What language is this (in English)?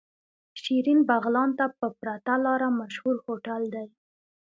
Pashto